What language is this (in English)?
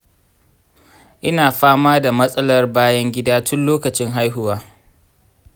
Hausa